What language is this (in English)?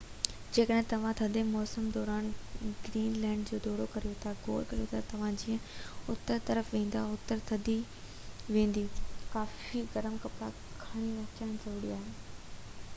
Sindhi